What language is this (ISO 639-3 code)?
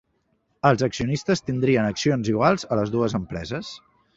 cat